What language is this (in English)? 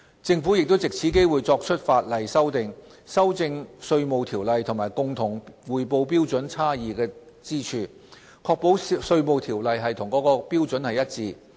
Cantonese